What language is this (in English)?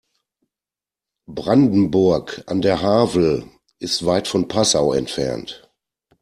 German